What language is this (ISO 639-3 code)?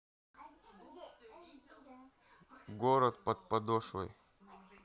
rus